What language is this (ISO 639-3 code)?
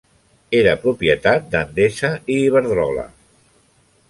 cat